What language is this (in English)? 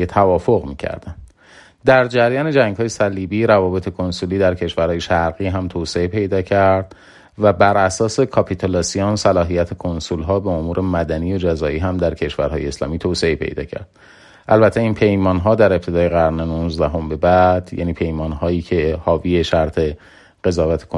Persian